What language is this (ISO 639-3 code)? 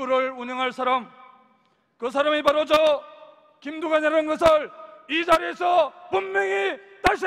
kor